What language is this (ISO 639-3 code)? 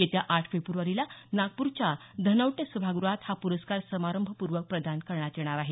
mar